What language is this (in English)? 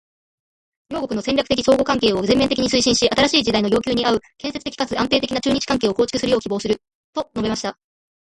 Japanese